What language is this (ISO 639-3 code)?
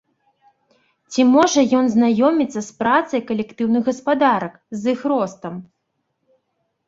bel